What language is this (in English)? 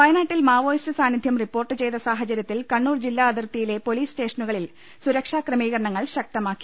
Malayalam